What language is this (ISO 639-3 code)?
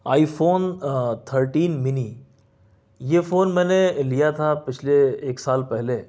urd